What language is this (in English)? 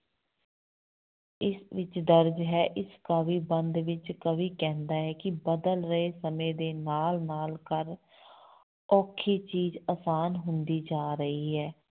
Punjabi